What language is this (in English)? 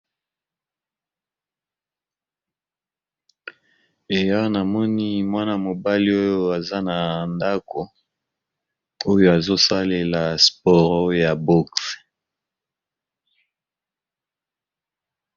Lingala